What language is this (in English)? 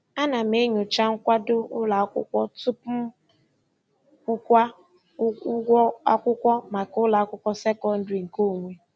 Igbo